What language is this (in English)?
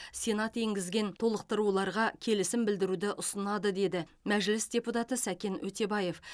Kazakh